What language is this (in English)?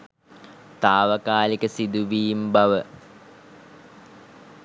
Sinhala